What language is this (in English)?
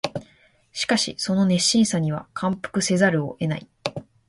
Japanese